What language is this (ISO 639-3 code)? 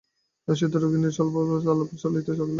ben